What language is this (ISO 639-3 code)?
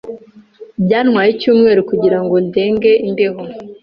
kin